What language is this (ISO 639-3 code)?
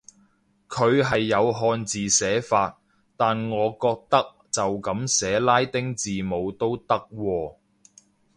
yue